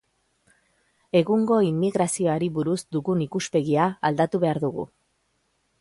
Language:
Basque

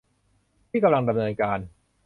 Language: Thai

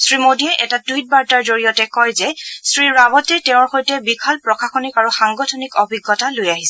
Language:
Assamese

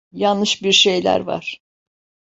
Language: Turkish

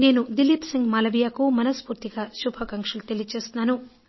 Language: Telugu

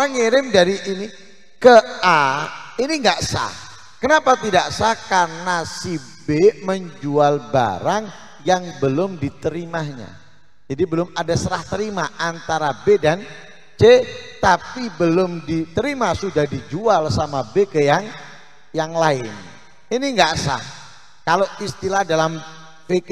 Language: Indonesian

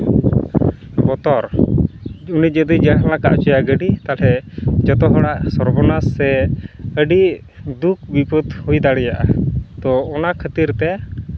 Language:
Santali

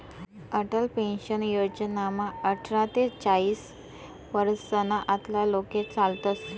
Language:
Marathi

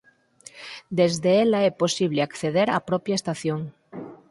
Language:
Galician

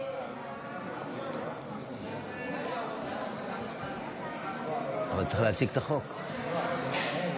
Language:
Hebrew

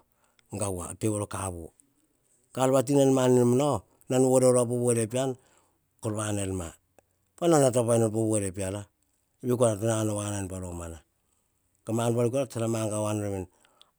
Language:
Hahon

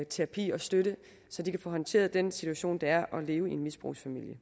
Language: Danish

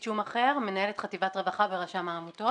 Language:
Hebrew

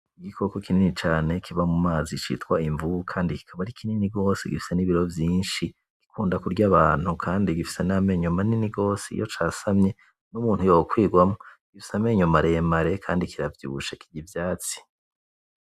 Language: Rundi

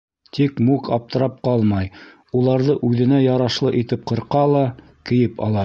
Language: Bashkir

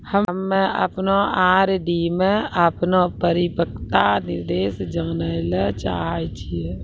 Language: Maithili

